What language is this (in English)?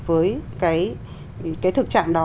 Vietnamese